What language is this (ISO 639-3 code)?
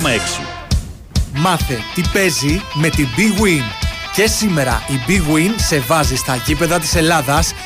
ell